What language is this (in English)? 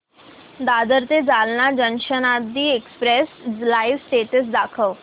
Marathi